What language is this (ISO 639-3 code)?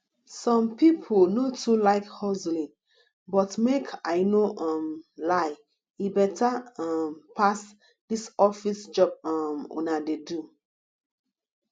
pcm